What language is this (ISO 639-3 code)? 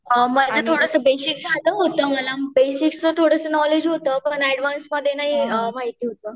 mar